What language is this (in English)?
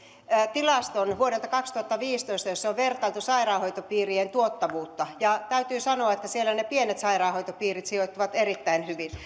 Finnish